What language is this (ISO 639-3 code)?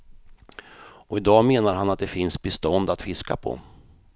swe